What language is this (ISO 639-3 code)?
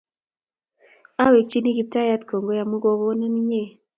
kln